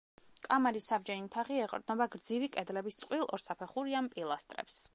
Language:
Georgian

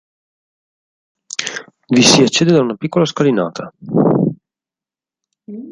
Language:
Italian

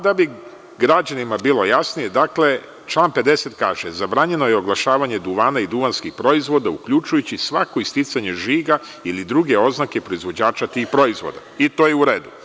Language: Serbian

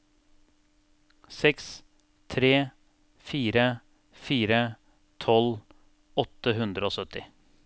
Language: Norwegian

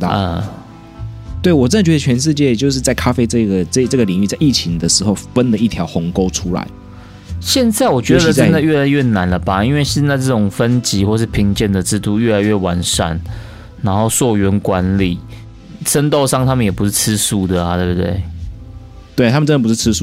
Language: Chinese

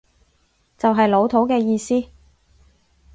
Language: Cantonese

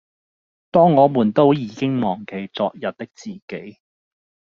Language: Cantonese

